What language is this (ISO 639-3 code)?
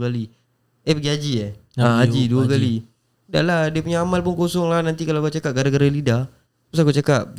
msa